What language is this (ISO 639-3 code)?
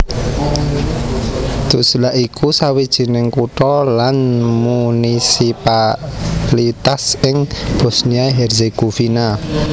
jav